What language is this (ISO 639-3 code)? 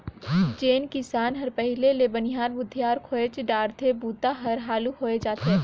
hne